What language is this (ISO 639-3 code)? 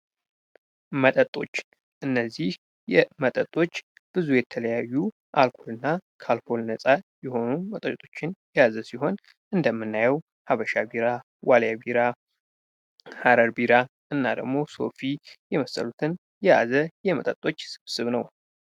amh